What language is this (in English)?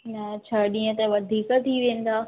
Sindhi